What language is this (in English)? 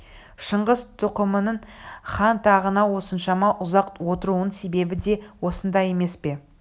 Kazakh